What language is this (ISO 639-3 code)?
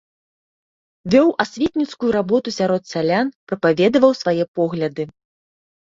bel